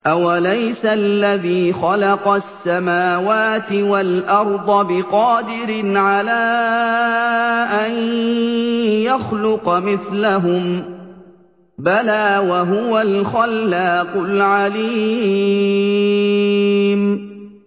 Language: Arabic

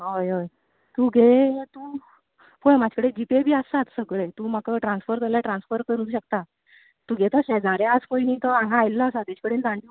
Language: Konkani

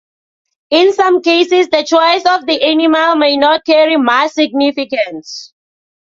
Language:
English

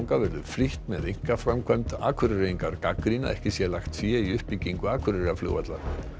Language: Icelandic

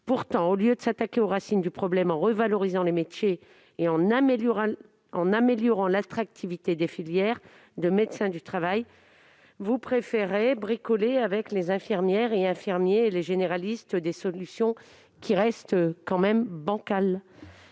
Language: French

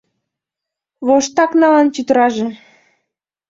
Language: Mari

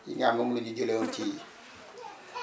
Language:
Wolof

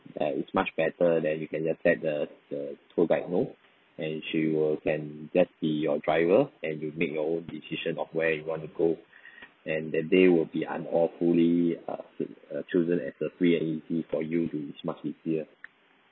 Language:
English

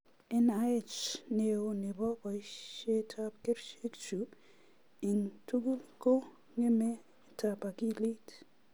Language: Kalenjin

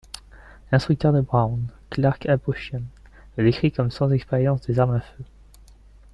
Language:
French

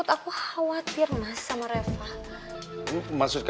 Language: Indonesian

